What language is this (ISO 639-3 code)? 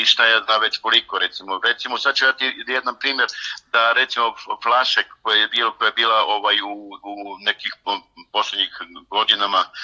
hrv